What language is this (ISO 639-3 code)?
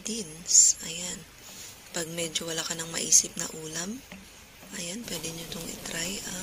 fil